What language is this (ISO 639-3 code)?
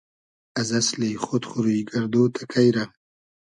haz